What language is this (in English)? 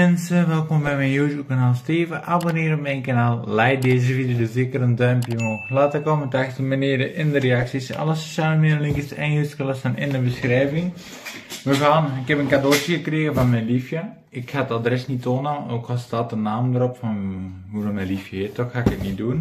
Dutch